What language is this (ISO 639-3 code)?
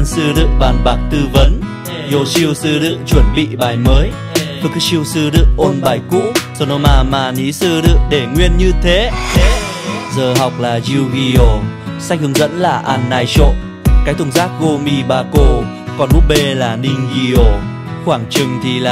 vie